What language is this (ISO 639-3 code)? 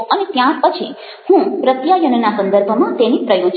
guj